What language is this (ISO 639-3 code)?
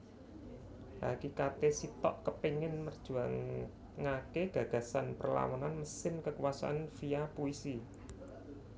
jav